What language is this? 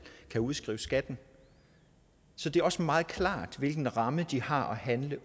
Danish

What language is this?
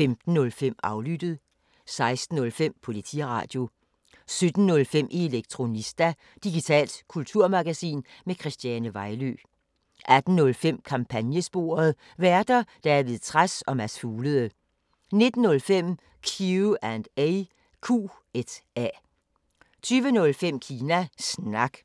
Danish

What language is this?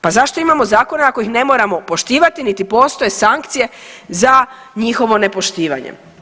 Croatian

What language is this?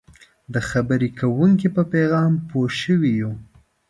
Pashto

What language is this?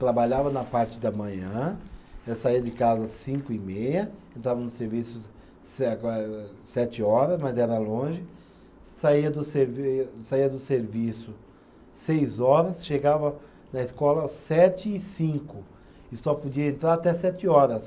Portuguese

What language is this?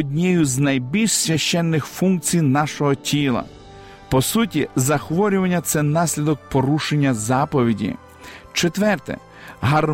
Ukrainian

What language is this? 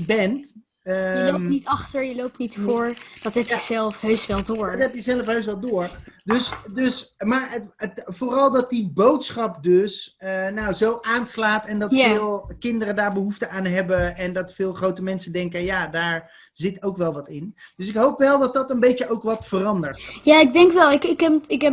Dutch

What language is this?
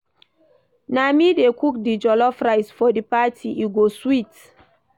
Nigerian Pidgin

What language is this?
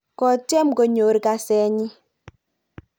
Kalenjin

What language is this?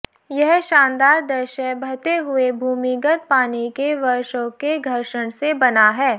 Hindi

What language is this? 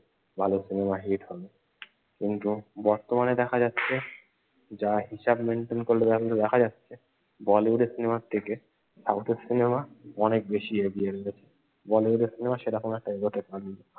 Bangla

